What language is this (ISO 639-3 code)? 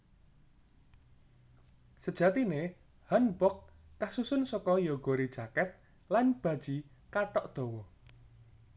jav